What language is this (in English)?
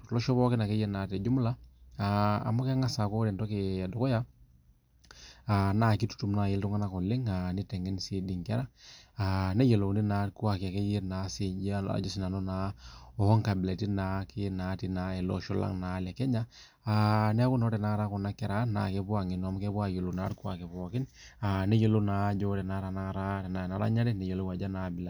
Masai